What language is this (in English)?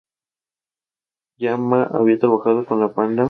Spanish